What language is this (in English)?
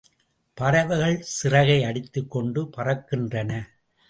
Tamil